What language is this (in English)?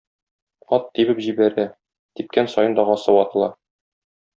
Tatar